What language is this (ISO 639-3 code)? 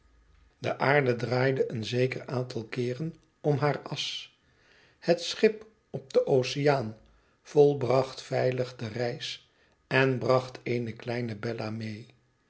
nld